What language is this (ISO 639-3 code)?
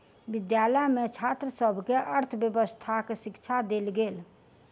mai